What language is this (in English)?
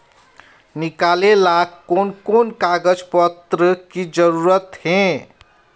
Magahi